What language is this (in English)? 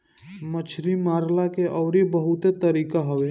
Bhojpuri